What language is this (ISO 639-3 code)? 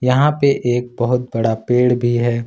hin